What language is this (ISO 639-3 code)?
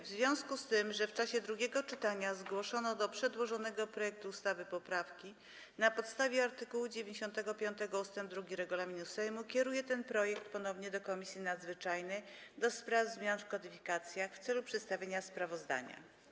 pol